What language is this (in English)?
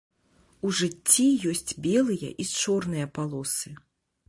Belarusian